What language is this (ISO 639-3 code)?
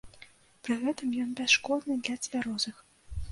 bel